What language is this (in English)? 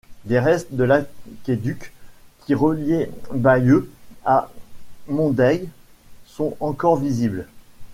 French